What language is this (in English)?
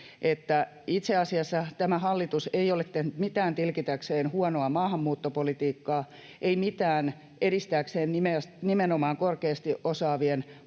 Finnish